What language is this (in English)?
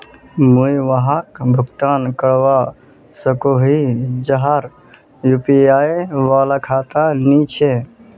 Magahi